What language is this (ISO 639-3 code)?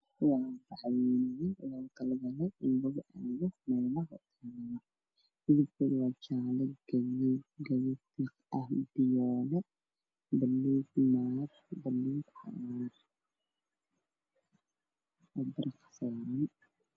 som